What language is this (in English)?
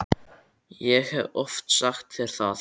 Icelandic